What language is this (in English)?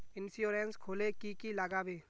Magahi